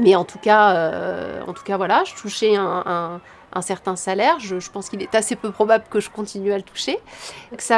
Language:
French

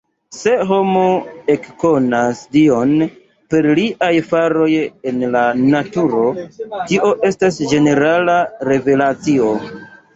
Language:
Esperanto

